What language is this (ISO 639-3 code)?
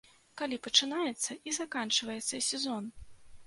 bel